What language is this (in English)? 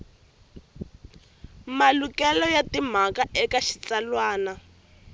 Tsonga